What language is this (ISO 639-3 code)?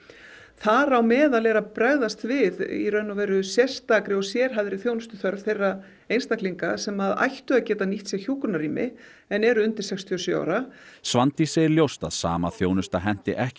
isl